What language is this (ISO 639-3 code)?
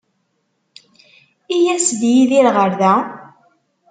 kab